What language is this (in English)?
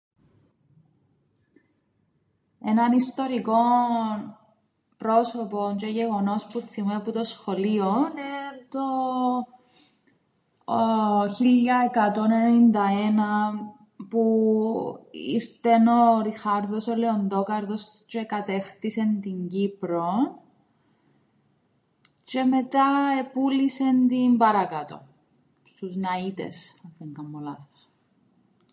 Greek